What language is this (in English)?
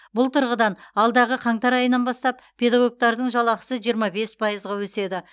Kazakh